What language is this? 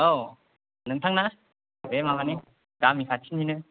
Bodo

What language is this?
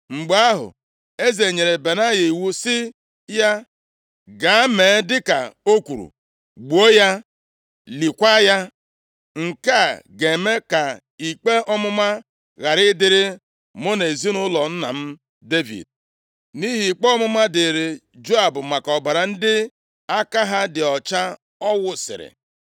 Igbo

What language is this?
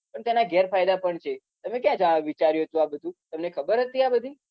Gujarati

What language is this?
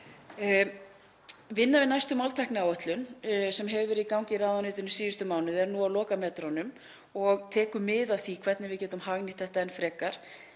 Icelandic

